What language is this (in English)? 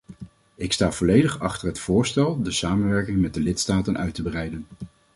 Dutch